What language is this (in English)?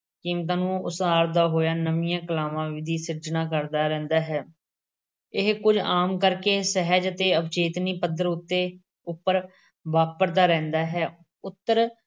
Punjabi